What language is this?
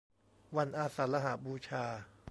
Thai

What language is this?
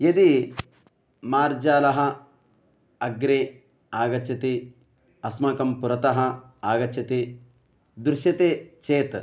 Sanskrit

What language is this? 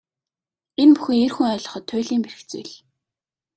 Mongolian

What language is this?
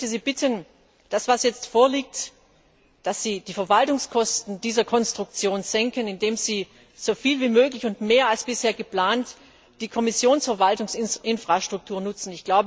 German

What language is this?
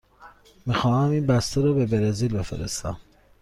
Persian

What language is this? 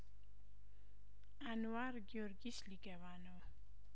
Amharic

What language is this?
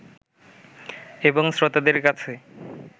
Bangla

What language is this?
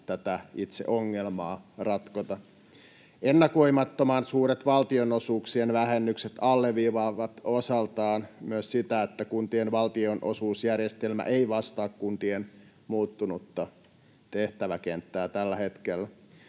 Finnish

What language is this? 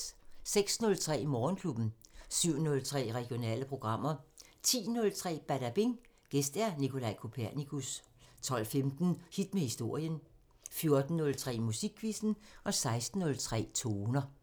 Danish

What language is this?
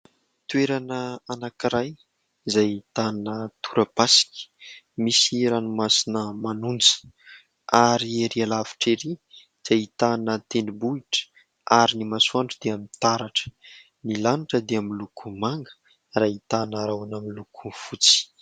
Malagasy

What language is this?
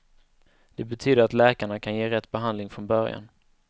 Swedish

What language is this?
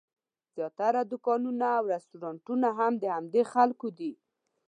Pashto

